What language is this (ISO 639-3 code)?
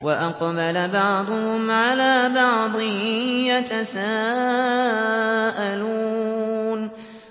ara